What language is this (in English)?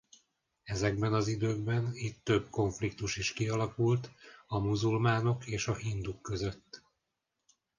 Hungarian